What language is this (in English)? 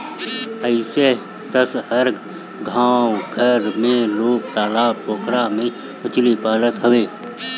Bhojpuri